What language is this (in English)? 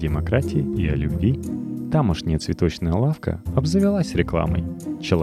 Russian